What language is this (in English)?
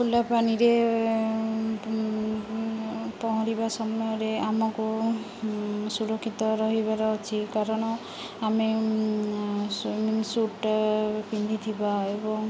Odia